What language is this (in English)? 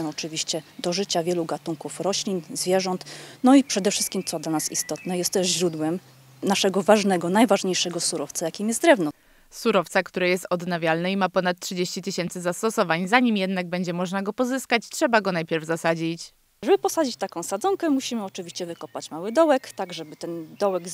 Polish